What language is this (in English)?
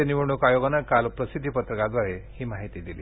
Marathi